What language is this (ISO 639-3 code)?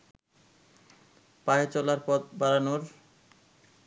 ben